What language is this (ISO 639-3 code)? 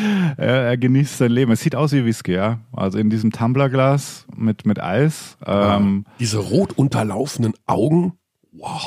deu